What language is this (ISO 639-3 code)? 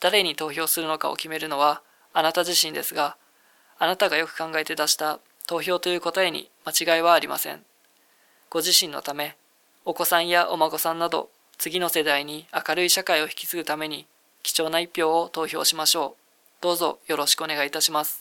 jpn